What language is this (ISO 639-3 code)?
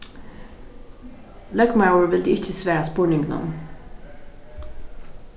fao